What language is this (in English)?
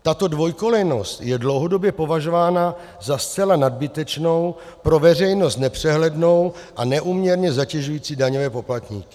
Czech